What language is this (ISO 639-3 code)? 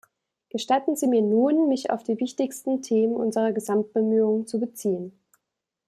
deu